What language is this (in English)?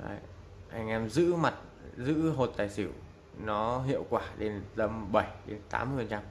Vietnamese